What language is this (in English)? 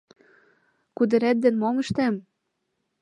Mari